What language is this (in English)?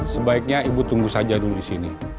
Indonesian